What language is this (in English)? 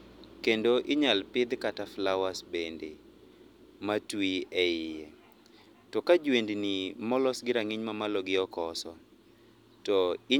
Luo (Kenya and Tanzania)